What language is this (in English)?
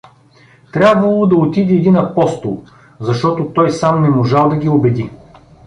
Bulgarian